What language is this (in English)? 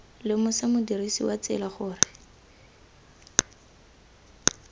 Tswana